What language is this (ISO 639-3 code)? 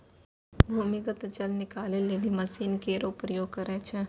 mai